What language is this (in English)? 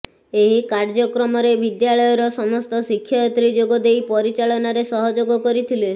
Odia